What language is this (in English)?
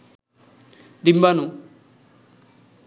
Bangla